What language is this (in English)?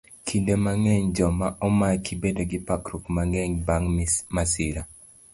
Luo (Kenya and Tanzania)